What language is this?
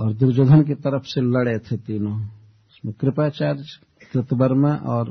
Hindi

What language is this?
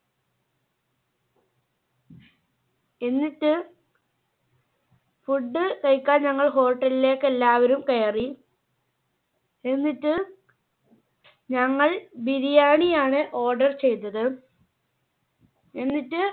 Malayalam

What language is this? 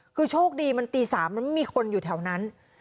Thai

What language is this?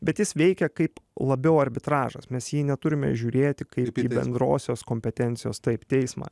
Lithuanian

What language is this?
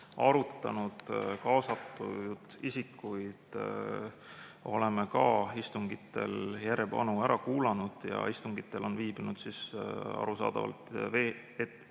Estonian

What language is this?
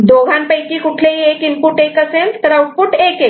Marathi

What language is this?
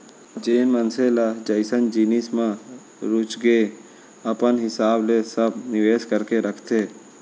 Chhattisgarhi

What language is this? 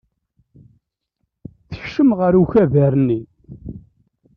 Kabyle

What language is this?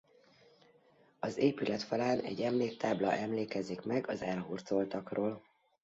Hungarian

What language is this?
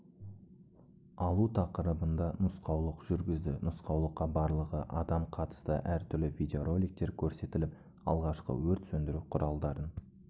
Kazakh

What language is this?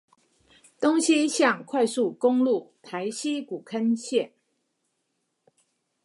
Chinese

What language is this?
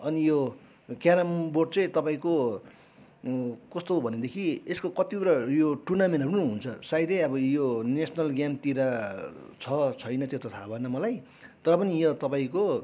Nepali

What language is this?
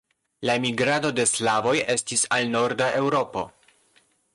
Esperanto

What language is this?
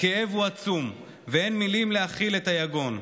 Hebrew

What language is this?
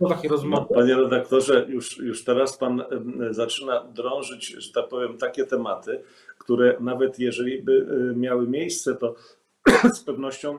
Polish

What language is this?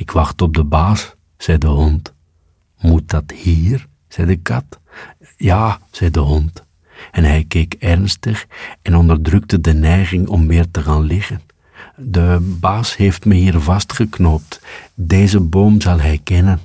Dutch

